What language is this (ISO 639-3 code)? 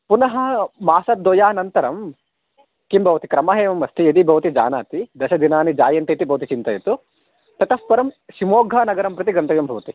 san